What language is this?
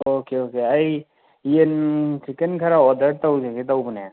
Manipuri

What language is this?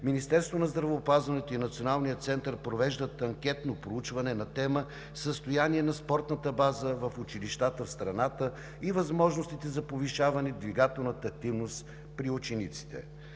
Bulgarian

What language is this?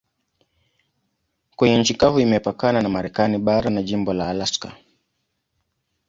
Swahili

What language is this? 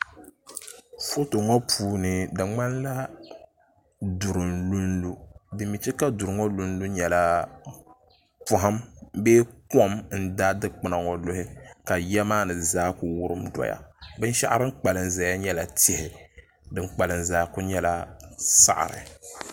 Dagbani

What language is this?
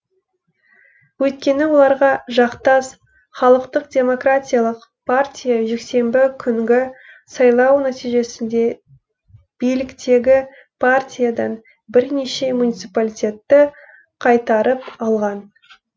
Kazakh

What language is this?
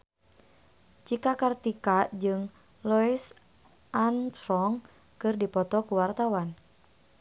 Sundanese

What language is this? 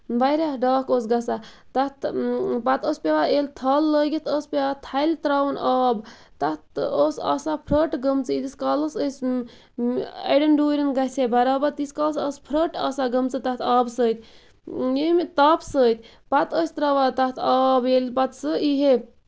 Kashmiri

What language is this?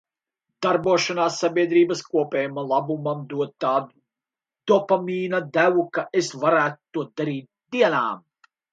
Latvian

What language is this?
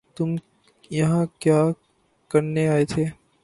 Urdu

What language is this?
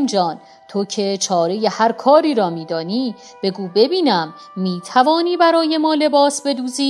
Persian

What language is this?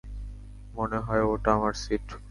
Bangla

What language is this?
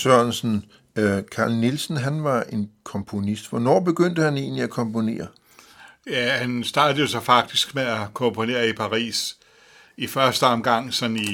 Danish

